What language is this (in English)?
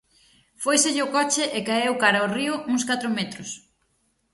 Galician